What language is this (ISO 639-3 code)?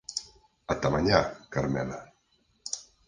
glg